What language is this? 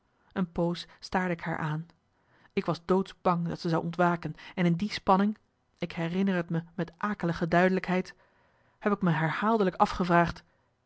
Dutch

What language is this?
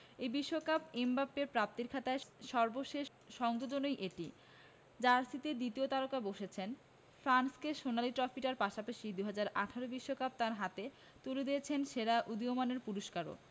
Bangla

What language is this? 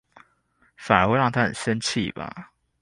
Chinese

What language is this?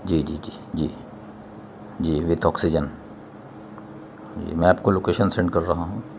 Urdu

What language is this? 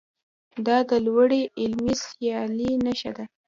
Pashto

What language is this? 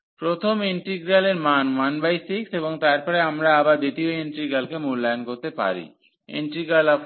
Bangla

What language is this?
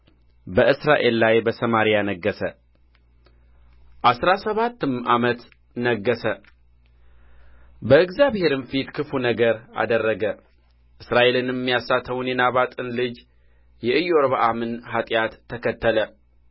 Amharic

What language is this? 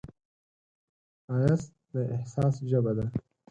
Pashto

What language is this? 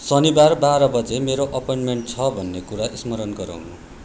Nepali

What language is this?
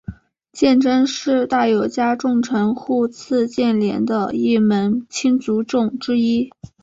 Chinese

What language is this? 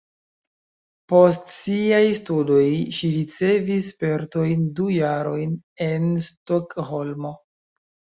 Esperanto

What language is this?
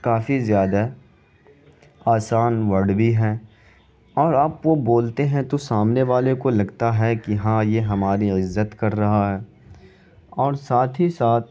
Urdu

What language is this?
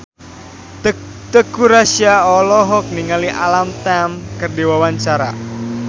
Sundanese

